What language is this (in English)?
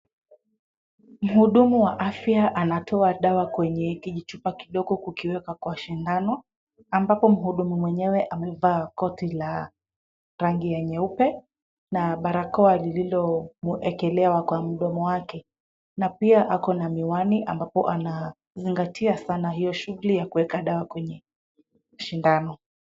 Swahili